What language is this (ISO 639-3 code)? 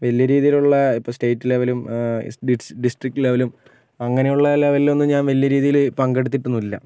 mal